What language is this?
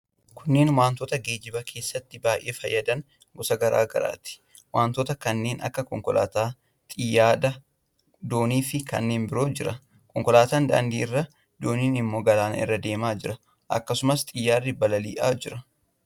Oromo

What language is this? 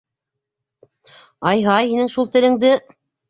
Bashkir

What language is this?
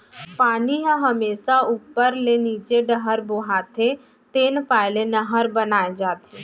Chhattisgarhi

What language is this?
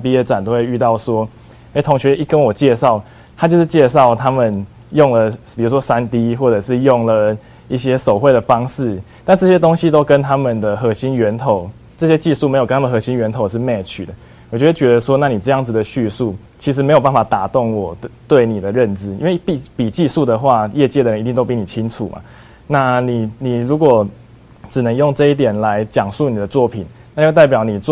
Chinese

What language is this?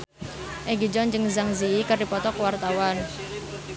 Sundanese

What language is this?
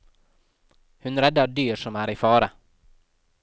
Norwegian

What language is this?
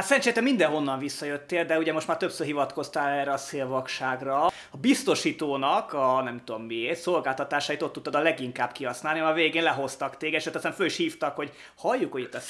Hungarian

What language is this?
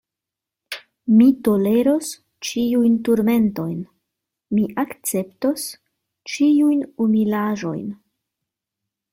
Esperanto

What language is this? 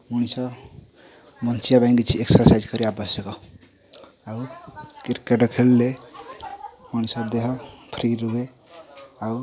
Odia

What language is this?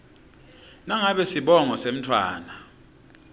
Swati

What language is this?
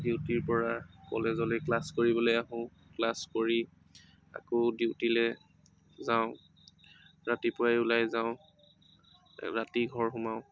Assamese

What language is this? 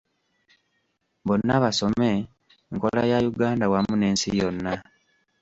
Ganda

